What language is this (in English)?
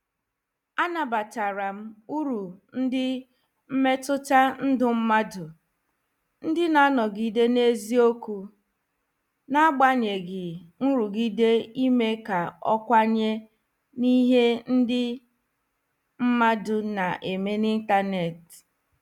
Igbo